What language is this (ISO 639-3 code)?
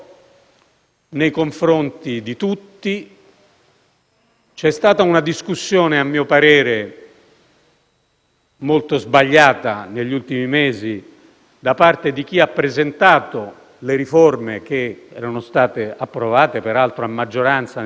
ita